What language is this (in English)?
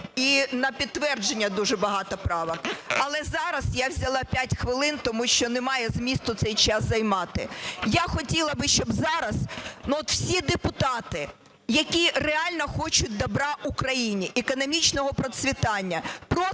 Ukrainian